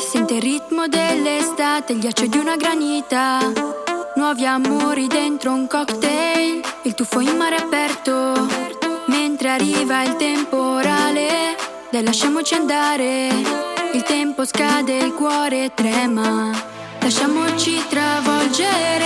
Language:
Italian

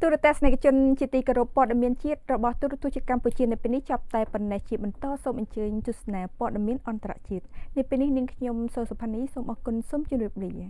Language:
Thai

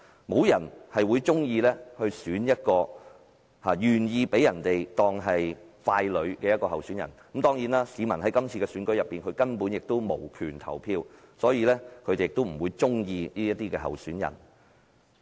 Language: Cantonese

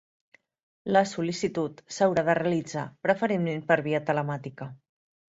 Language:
Catalan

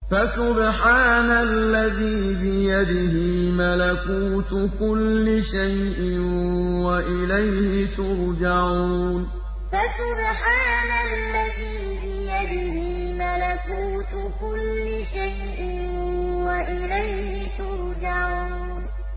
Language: Arabic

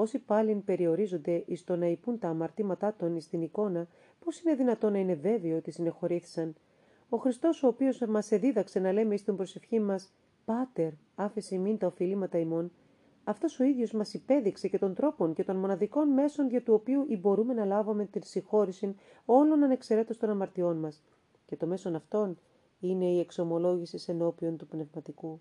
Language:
Greek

